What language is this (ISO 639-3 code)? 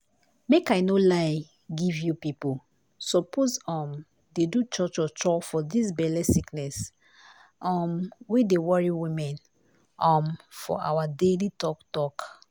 pcm